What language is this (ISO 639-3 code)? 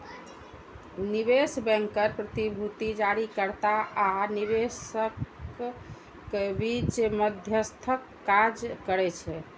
mai